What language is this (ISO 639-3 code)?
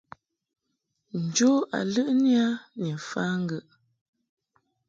mhk